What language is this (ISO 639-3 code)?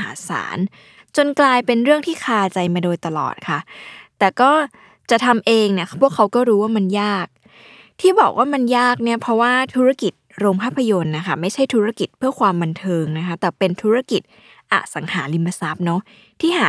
tha